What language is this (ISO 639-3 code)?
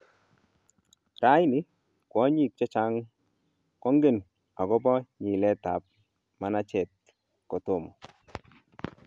kln